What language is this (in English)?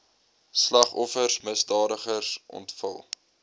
Afrikaans